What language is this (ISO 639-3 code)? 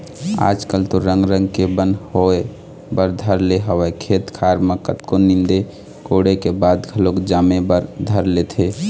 hne